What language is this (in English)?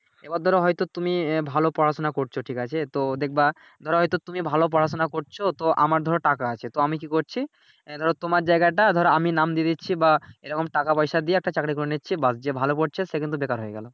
Bangla